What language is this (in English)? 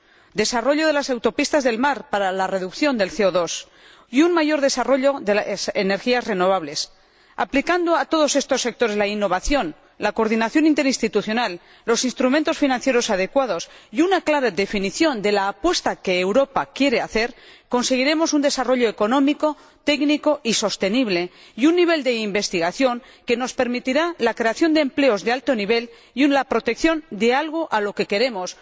Spanish